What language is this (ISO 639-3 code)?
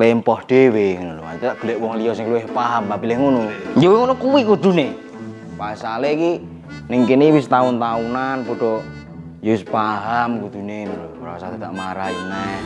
ind